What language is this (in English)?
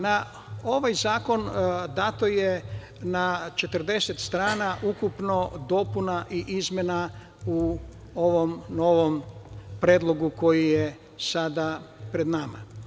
Serbian